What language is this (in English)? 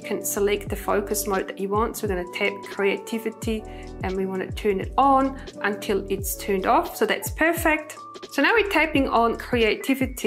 English